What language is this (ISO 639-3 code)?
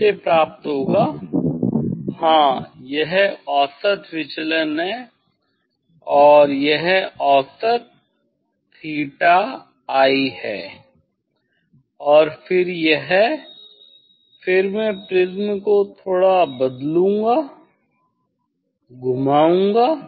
hin